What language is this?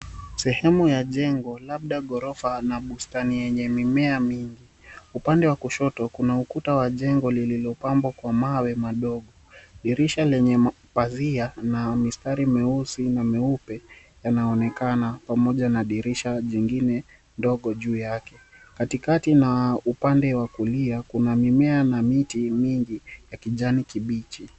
Swahili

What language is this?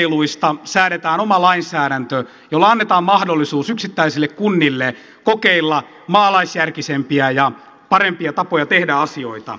Finnish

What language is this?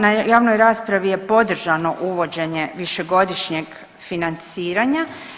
Croatian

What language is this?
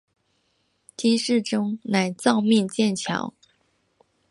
Chinese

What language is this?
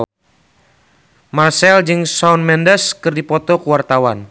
Sundanese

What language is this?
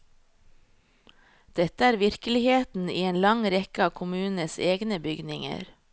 Norwegian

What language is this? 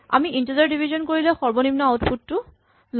Assamese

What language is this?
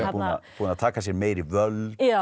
Icelandic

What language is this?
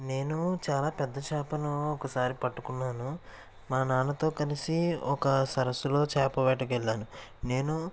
Telugu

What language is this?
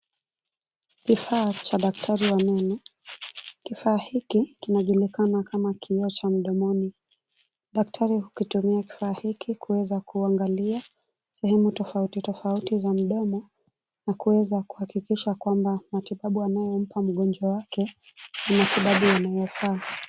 Swahili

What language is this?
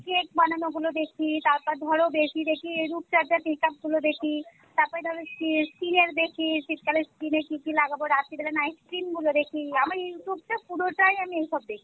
Bangla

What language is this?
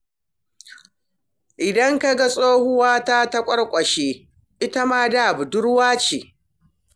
Hausa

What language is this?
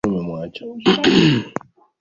Swahili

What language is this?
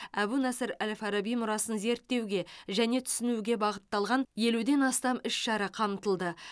Kazakh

